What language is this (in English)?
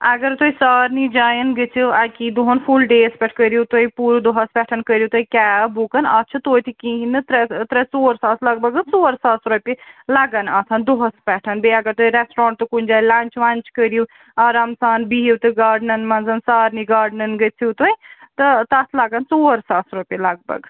Kashmiri